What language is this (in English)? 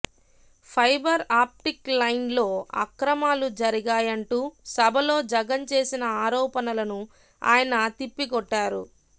Telugu